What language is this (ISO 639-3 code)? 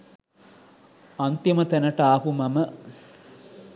sin